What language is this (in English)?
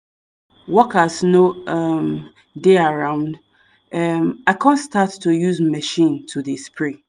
Nigerian Pidgin